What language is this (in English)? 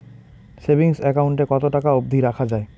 Bangla